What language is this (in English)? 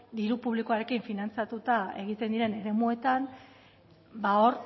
Basque